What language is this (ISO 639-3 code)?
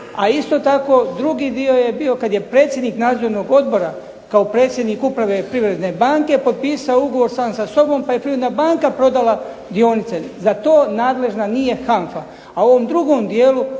hrv